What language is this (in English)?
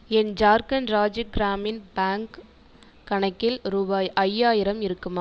Tamil